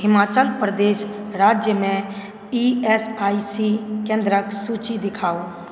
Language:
Maithili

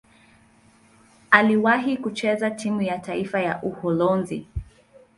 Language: Swahili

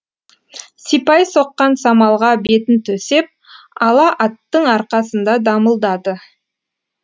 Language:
Kazakh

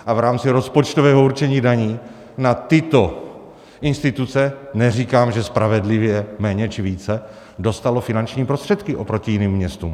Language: Czech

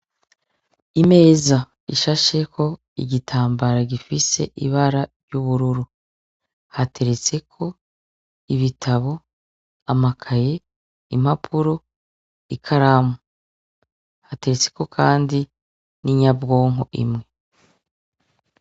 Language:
Rundi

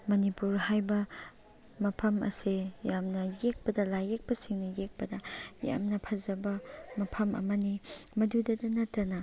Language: Manipuri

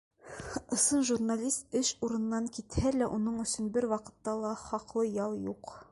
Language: Bashkir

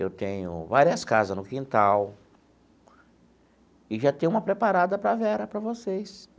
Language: Portuguese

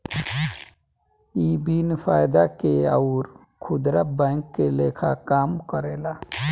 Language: Bhojpuri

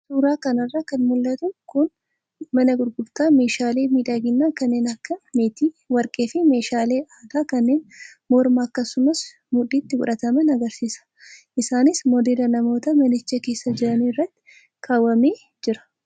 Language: Oromo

